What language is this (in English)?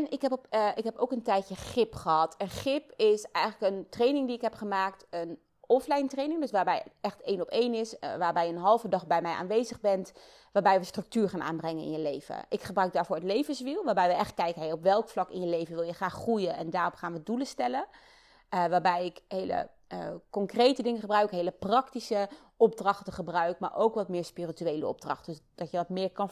Dutch